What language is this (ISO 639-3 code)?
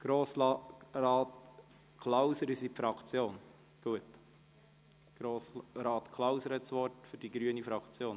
gsw